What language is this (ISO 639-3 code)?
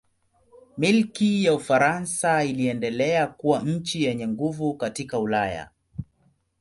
swa